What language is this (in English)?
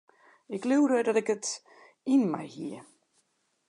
Western Frisian